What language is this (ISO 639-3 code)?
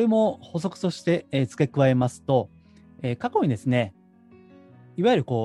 jpn